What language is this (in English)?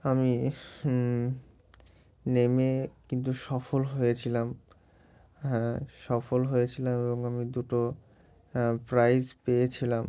Bangla